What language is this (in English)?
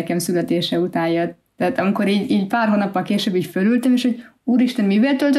Hungarian